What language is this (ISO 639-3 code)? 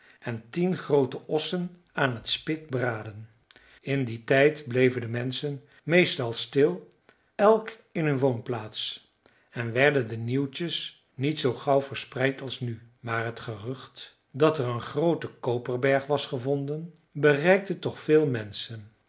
nld